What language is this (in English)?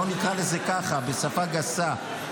Hebrew